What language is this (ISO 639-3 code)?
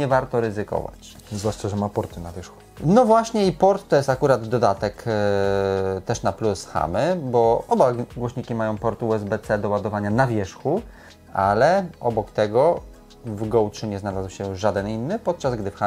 pol